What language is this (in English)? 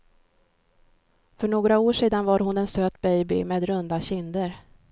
Swedish